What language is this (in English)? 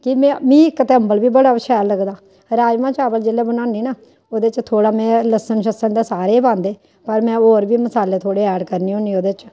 Dogri